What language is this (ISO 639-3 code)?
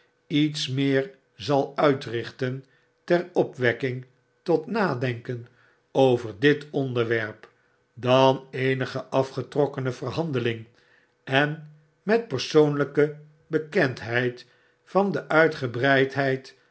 nld